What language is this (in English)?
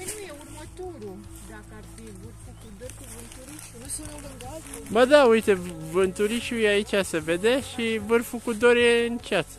Romanian